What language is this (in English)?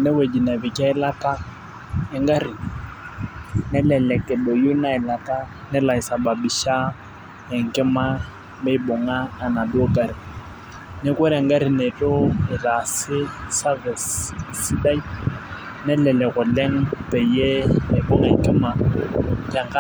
Masai